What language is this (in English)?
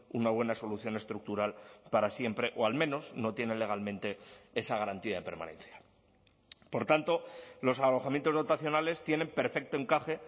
Spanish